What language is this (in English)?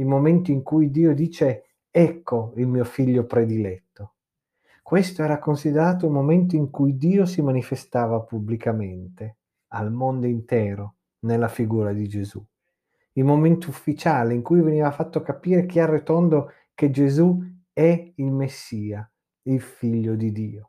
Italian